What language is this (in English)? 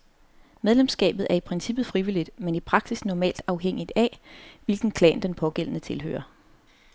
Danish